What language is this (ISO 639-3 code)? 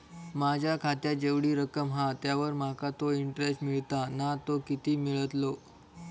mar